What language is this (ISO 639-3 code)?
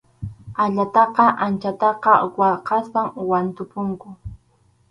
qxu